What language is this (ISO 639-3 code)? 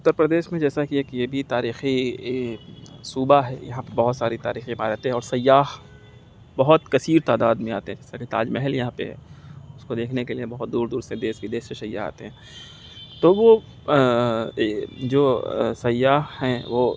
urd